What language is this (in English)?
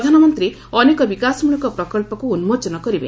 Odia